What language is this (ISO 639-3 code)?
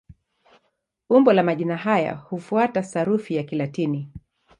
swa